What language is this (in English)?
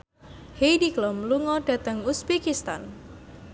Javanese